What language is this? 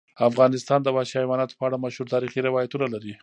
Pashto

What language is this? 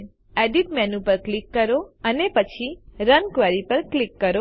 Gujarati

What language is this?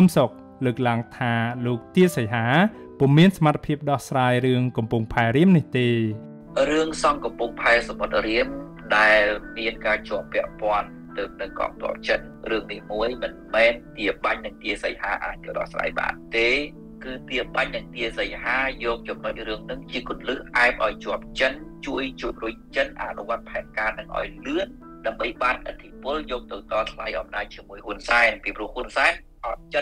Thai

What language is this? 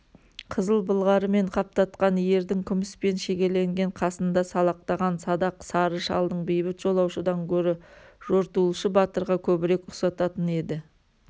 Kazakh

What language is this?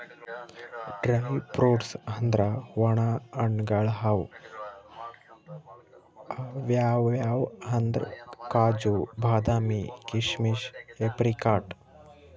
Kannada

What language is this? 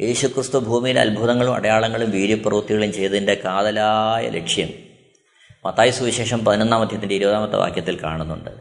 Malayalam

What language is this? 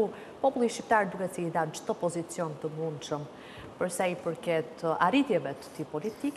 Romanian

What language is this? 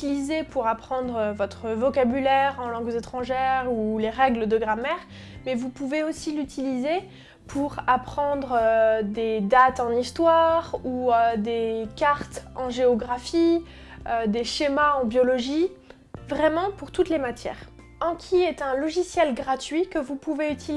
French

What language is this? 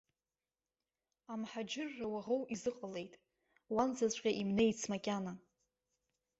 Abkhazian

